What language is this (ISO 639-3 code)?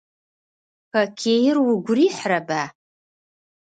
ady